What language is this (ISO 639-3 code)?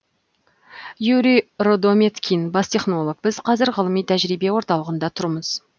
kaz